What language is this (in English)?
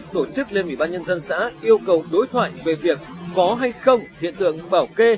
Vietnamese